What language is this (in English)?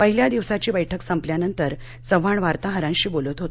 Marathi